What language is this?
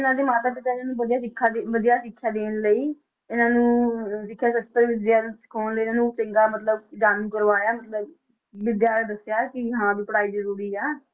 Punjabi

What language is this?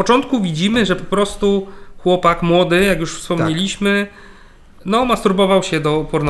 Polish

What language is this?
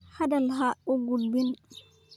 Somali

